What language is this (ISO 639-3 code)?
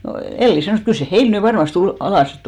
fin